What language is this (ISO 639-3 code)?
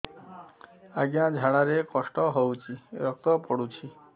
ori